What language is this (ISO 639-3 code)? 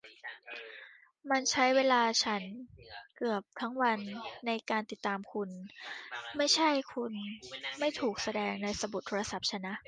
tha